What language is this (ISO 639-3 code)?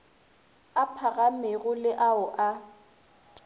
nso